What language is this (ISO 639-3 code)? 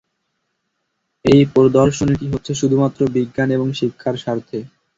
ben